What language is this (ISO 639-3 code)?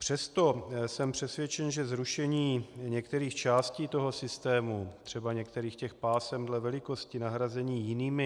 ces